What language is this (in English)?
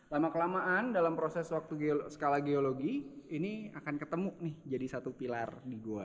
Indonesian